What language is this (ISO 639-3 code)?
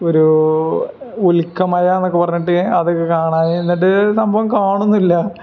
mal